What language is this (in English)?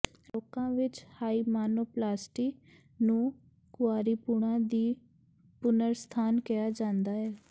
Punjabi